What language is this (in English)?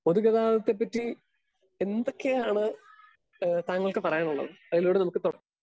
Malayalam